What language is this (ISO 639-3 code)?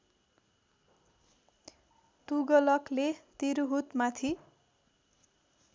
nep